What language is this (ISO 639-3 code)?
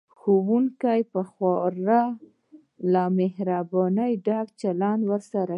pus